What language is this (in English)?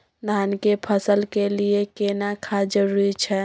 Maithili